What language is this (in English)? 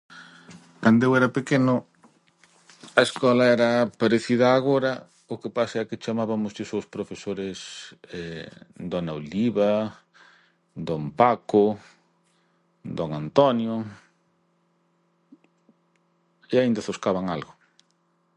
Galician